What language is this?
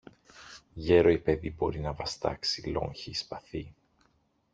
Greek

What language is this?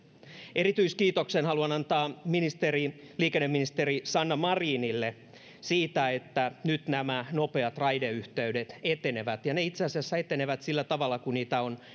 Finnish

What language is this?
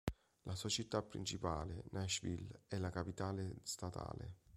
Italian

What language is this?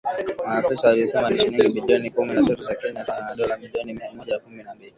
Swahili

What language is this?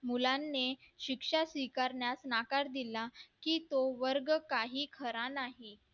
Marathi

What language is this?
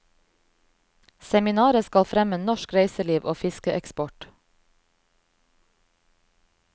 Norwegian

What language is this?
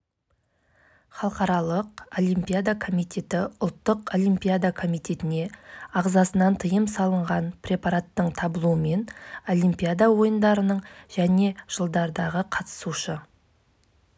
Kazakh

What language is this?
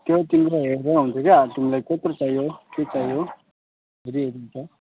Nepali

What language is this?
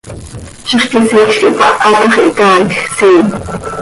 Seri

